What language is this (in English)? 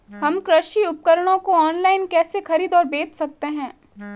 Hindi